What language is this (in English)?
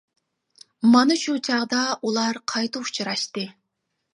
Uyghur